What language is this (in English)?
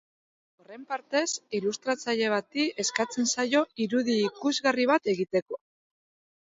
Basque